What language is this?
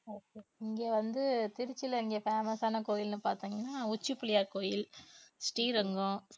Tamil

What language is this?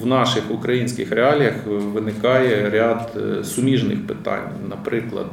Ukrainian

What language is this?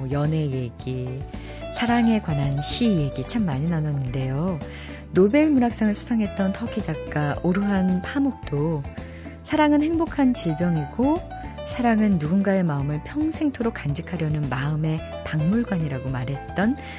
Korean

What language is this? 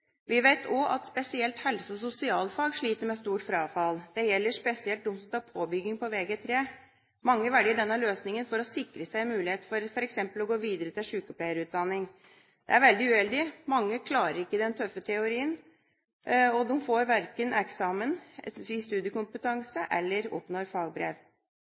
Norwegian Bokmål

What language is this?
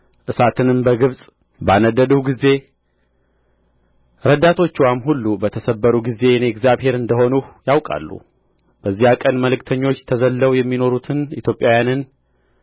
Amharic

